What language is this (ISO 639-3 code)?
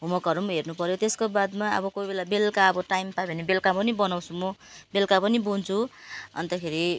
nep